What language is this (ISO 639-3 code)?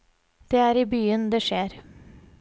nor